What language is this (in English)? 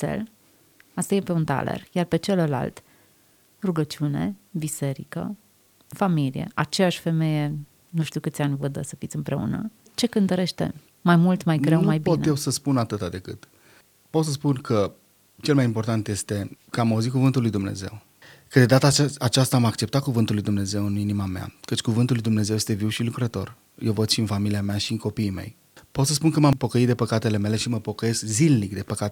Romanian